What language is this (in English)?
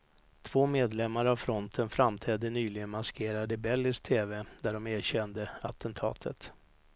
Swedish